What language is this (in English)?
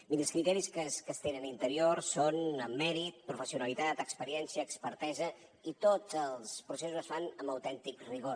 Catalan